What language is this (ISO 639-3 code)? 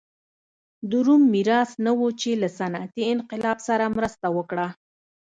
pus